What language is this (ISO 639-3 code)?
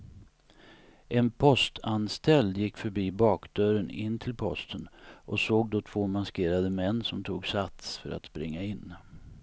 swe